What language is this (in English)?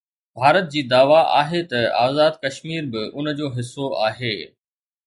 Sindhi